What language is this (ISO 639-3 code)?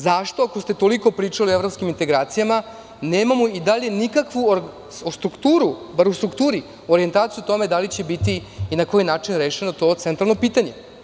srp